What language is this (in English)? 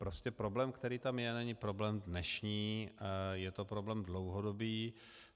Czech